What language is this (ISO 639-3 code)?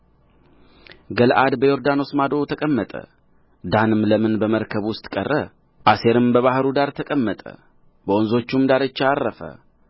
amh